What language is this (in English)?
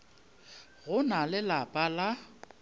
Northern Sotho